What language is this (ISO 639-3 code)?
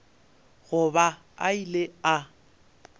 nso